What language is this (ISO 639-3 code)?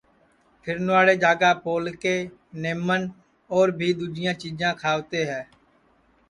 ssi